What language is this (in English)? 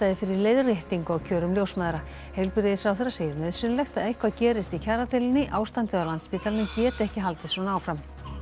Icelandic